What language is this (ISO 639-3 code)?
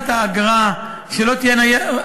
heb